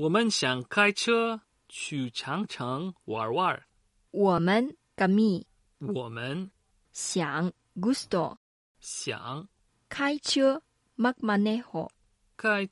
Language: Filipino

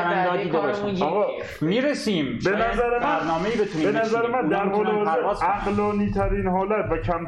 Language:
Persian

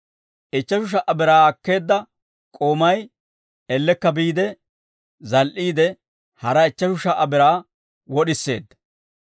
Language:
Dawro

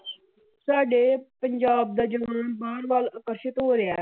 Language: Punjabi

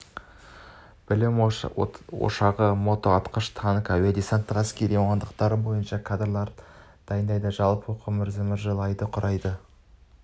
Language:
Kazakh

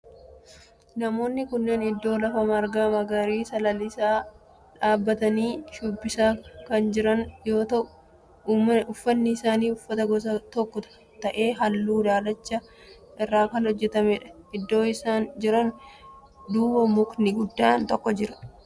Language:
Oromo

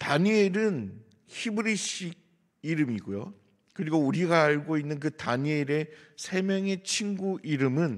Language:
Korean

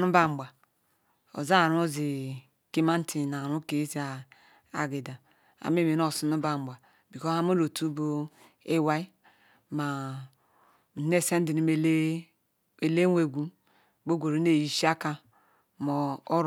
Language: Ikwere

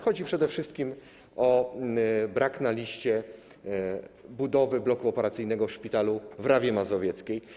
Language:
Polish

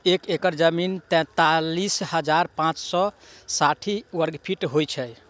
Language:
Maithili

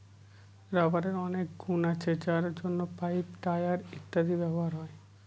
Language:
Bangla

